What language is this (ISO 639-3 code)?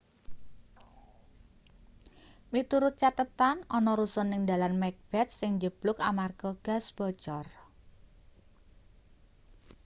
jav